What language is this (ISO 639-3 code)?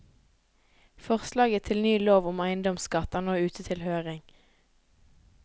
nor